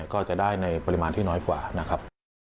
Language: Thai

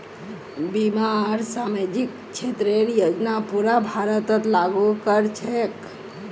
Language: Magahi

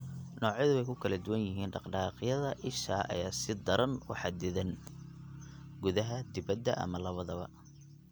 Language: Somali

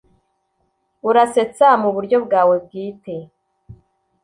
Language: Kinyarwanda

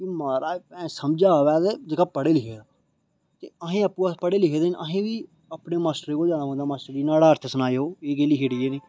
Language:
Dogri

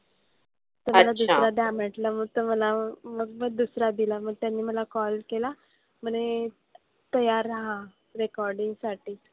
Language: Marathi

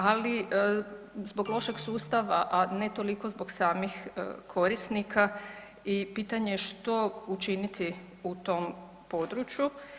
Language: Croatian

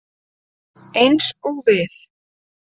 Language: Icelandic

